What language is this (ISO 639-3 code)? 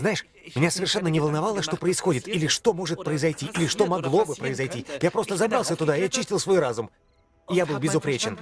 rus